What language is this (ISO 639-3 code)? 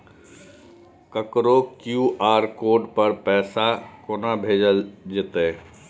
mai